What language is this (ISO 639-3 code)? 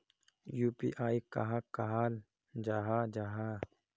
mag